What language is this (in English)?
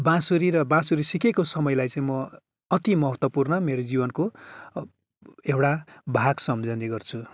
Nepali